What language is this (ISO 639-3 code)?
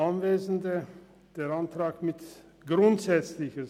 gsw